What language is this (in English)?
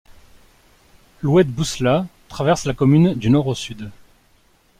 French